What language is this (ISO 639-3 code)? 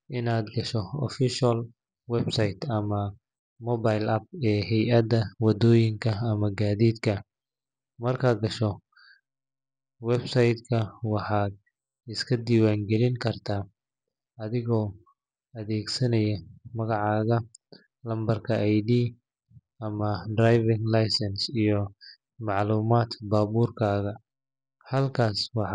som